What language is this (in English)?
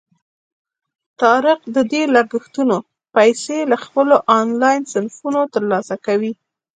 Pashto